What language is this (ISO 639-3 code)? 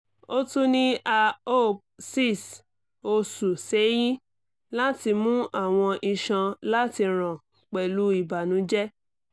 yor